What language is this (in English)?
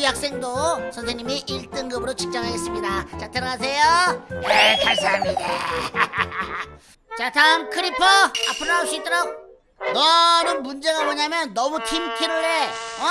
Korean